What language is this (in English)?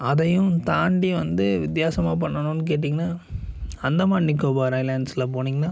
Tamil